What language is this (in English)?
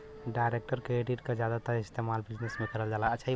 Bhojpuri